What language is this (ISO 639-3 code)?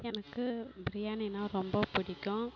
tam